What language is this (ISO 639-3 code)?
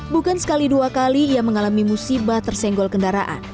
ind